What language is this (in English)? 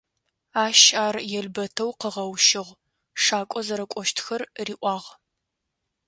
Adyghe